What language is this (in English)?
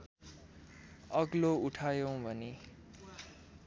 Nepali